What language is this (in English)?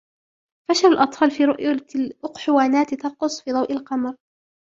Arabic